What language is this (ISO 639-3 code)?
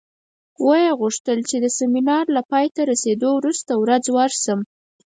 pus